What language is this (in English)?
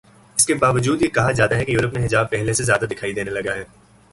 Urdu